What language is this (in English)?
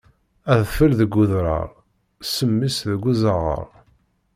Kabyle